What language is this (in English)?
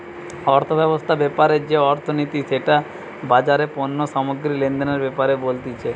Bangla